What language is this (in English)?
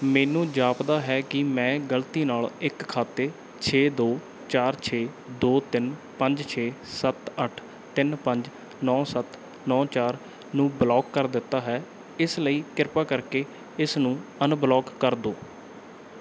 Punjabi